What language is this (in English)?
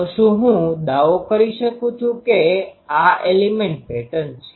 Gujarati